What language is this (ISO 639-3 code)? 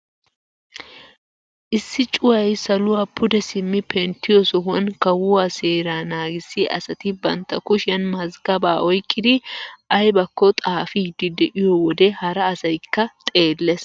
wal